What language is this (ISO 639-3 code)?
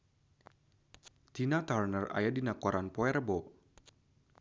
sun